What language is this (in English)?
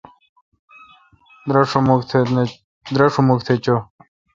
Kalkoti